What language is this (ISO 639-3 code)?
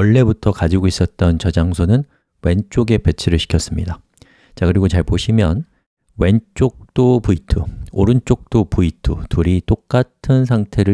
kor